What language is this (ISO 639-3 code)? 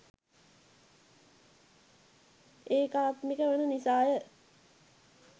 sin